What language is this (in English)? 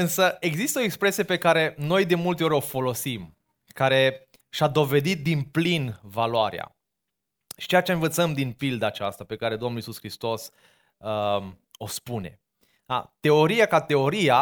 Romanian